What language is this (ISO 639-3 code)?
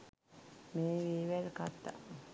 sin